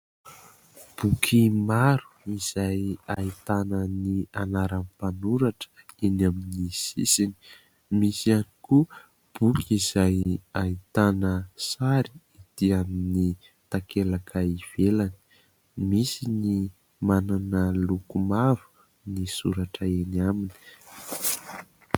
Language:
Malagasy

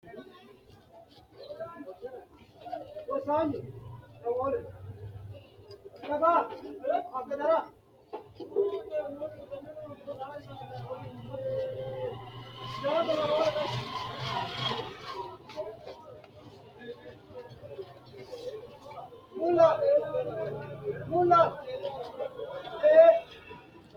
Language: Sidamo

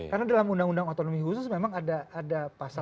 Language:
Indonesian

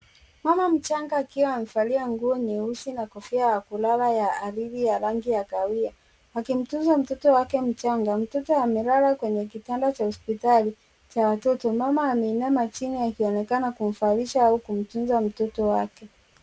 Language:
Swahili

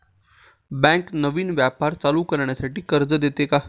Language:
Marathi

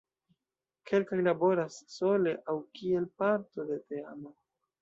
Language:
Esperanto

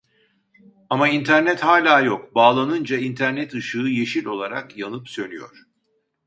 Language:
Turkish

